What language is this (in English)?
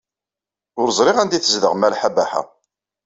Kabyle